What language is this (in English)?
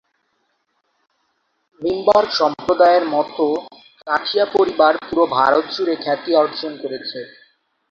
Bangla